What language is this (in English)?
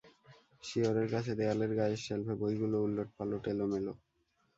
Bangla